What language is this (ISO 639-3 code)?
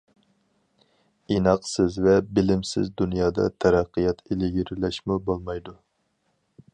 uig